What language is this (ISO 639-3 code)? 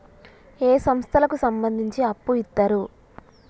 tel